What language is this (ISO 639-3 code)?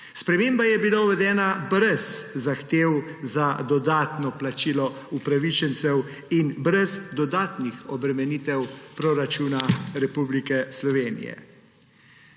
slv